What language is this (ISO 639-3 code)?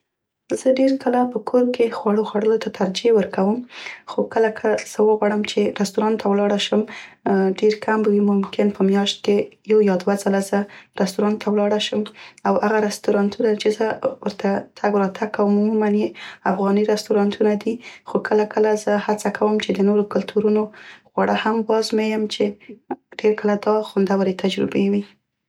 pst